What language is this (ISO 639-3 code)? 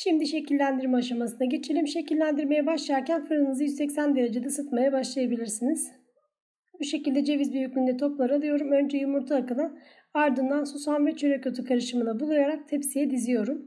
tur